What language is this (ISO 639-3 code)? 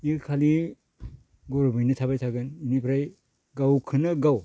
brx